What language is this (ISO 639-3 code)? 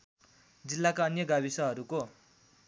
nep